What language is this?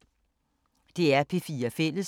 Danish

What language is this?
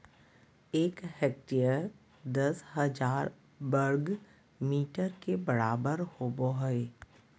Magahi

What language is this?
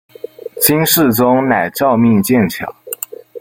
Chinese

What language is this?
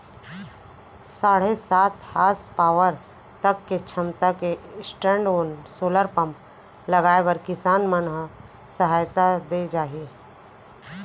Chhattisgarhi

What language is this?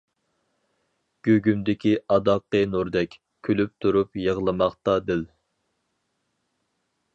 Uyghur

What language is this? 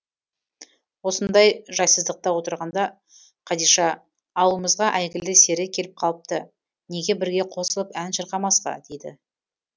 Kazakh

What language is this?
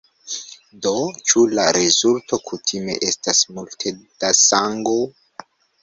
Esperanto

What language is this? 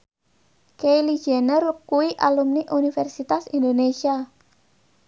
Javanese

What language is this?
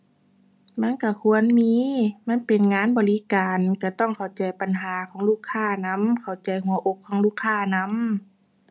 Thai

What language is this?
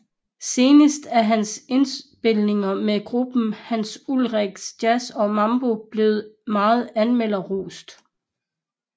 Danish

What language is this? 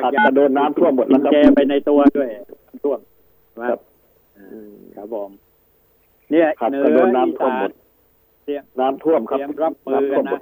Thai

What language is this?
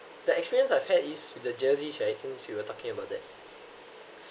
English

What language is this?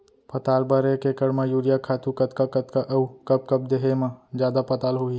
Chhattisgarhi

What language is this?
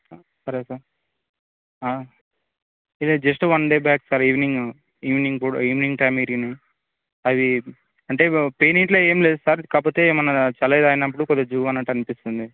Telugu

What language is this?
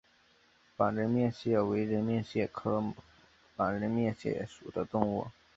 Chinese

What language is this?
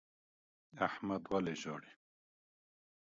Pashto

